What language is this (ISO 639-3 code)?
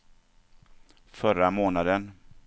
swe